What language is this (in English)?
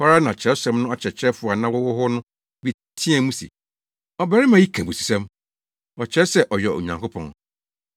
Akan